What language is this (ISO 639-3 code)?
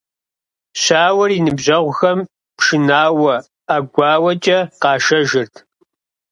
kbd